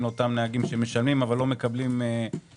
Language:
Hebrew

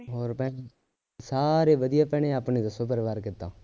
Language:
Punjabi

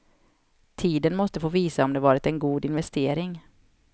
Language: Swedish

